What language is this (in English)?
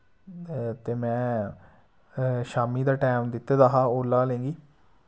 Dogri